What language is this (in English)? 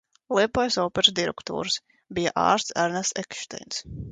Latvian